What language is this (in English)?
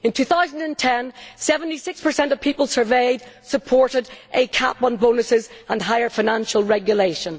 English